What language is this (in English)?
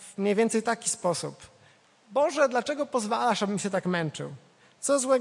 Polish